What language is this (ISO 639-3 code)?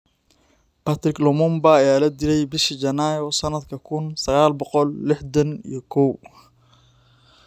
som